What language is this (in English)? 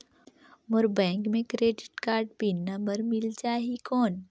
Chhattisgarhi